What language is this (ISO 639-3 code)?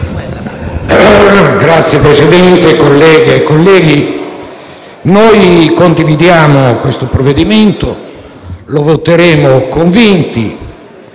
ita